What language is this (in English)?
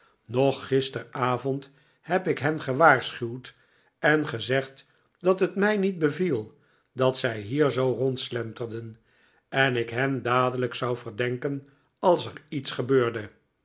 Dutch